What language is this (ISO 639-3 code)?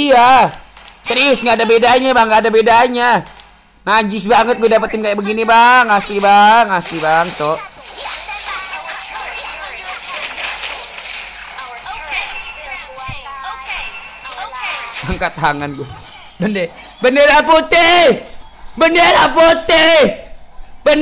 ind